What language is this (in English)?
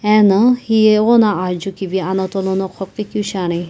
Sumi Naga